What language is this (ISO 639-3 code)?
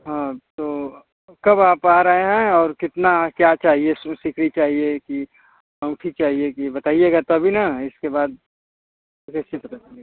hin